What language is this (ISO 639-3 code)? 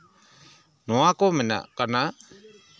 sat